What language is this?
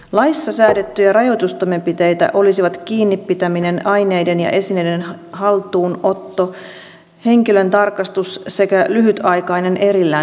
Finnish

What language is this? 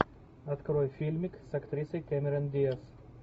Russian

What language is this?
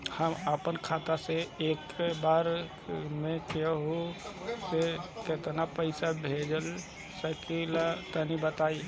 Bhojpuri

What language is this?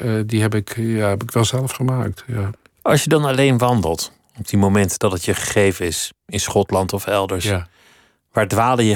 Dutch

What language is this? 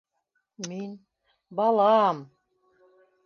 Bashkir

